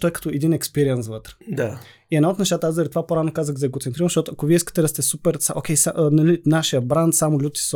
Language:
Bulgarian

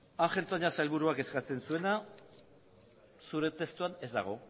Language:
Basque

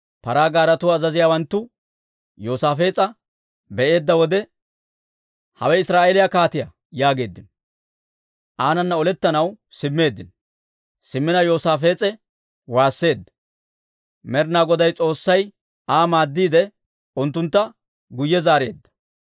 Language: Dawro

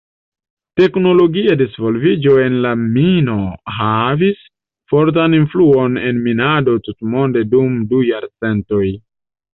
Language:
Esperanto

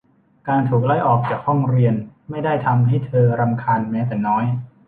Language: Thai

